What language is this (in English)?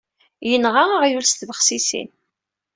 Kabyle